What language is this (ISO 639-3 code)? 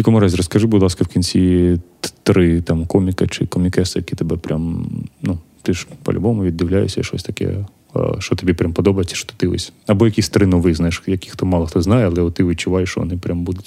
ukr